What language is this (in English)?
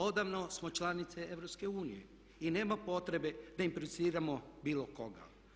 Croatian